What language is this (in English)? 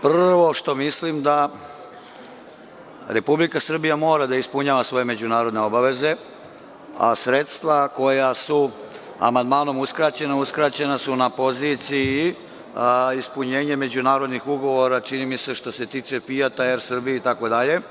Serbian